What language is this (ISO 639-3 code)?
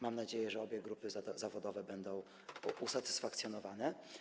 pol